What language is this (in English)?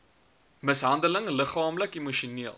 Afrikaans